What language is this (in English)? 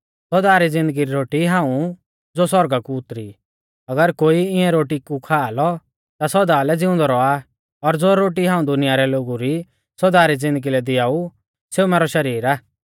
Mahasu Pahari